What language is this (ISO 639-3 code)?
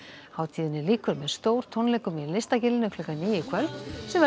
isl